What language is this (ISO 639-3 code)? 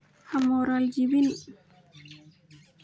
som